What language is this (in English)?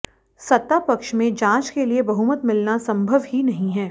Hindi